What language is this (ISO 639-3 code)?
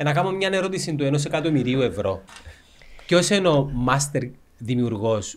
ell